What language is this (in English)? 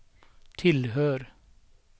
Swedish